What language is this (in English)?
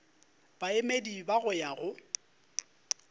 Northern Sotho